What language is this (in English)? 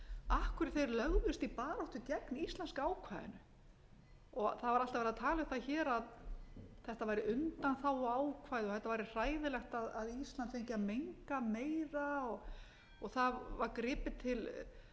Icelandic